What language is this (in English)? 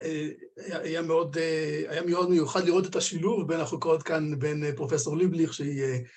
Hebrew